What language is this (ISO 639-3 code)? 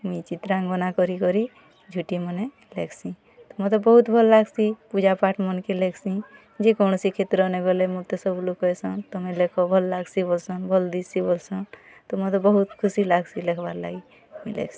ori